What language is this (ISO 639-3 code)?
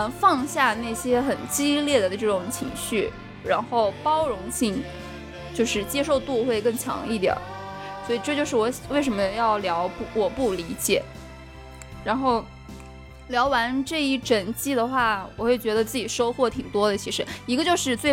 zho